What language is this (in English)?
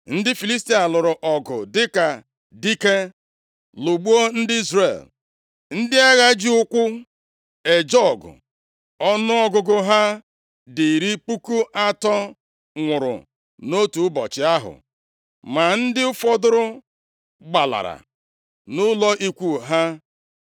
Igbo